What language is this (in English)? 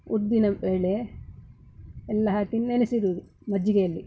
Kannada